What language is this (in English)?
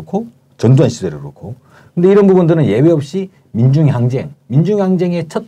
Korean